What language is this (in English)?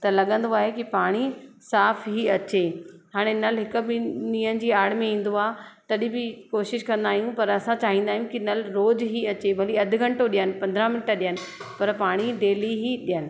Sindhi